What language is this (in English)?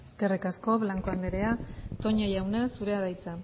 Basque